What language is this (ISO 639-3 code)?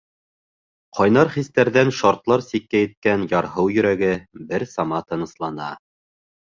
bak